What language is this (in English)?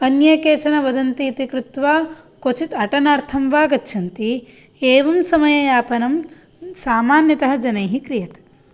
Sanskrit